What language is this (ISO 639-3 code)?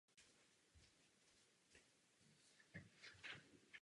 ces